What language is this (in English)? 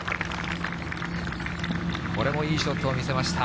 Japanese